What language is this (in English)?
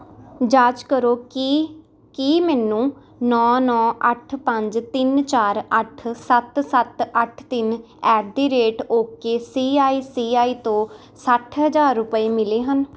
Punjabi